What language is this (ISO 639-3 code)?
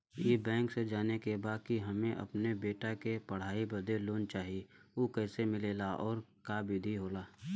bho